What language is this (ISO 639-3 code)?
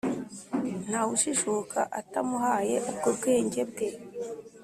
kin